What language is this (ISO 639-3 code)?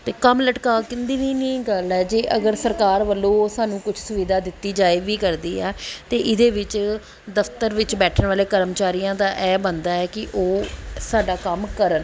pan